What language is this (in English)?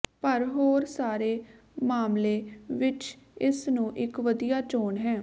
Punjabi